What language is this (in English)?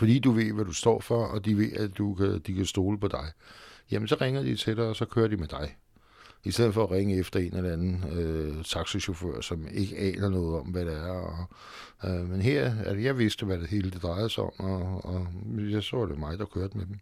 Danish